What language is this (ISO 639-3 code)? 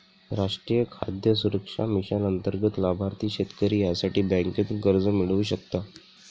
mar